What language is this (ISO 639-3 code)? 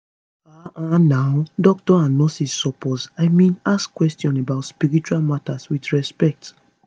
pcm